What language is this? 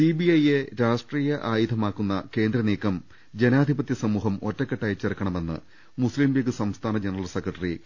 Malayalam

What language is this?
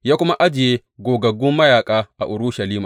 Hausa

